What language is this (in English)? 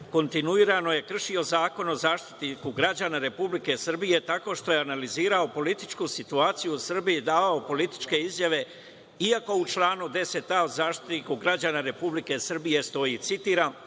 Serbian